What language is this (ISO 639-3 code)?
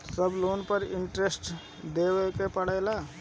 bho